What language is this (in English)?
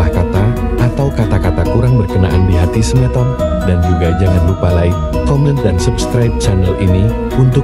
Indonesian